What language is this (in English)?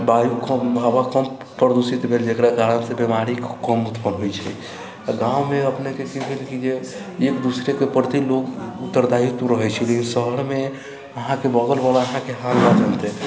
Maithili